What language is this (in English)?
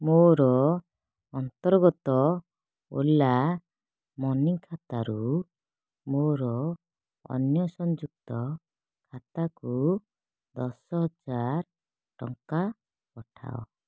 Odia